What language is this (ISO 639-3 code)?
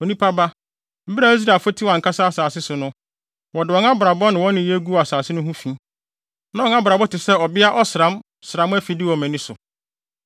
aka